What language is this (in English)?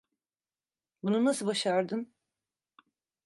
Turkish